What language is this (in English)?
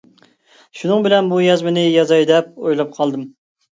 Uyghur